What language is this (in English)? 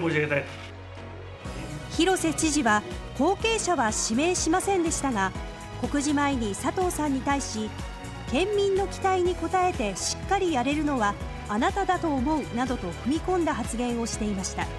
Japanese